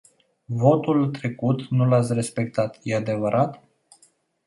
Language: Romanian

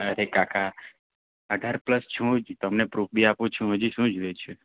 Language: Gujarati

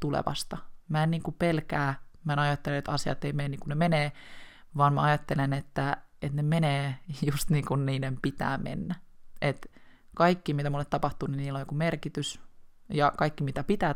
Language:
Finnish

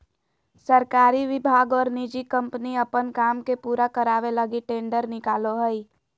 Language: Magahi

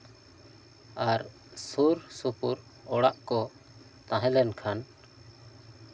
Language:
Santali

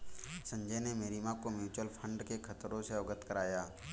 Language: Hindi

